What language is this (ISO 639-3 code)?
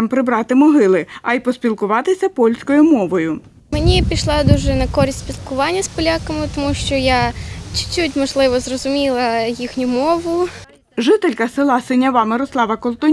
ukr